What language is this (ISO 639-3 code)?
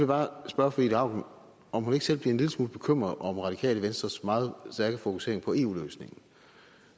dan